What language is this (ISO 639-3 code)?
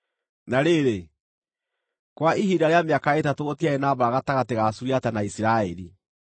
kik